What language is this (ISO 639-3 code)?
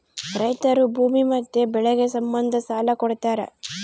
kan